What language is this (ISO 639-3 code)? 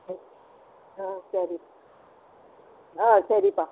tam